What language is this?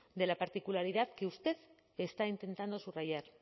Spanish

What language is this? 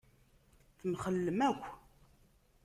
Kabyle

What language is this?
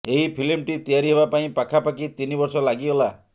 Odia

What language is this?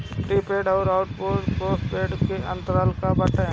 Bhojpuri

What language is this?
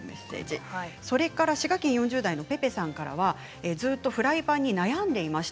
Japanese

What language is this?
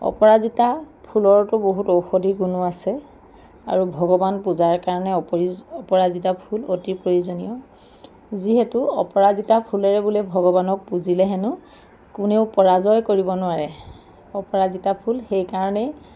Assamese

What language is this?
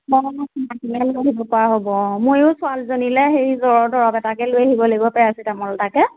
Assamese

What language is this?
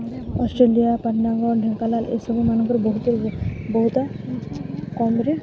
Odia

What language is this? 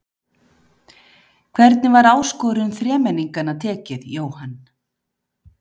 Icelandic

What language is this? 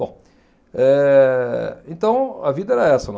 Portuguese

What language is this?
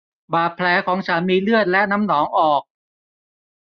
Thai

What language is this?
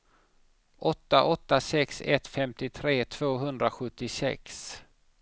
Swedish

